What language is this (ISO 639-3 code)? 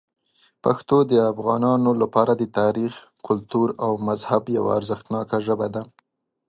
pus